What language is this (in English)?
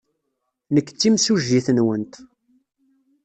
Kabyle